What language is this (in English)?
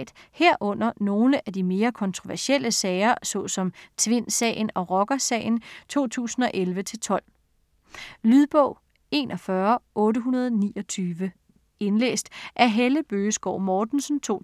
Danish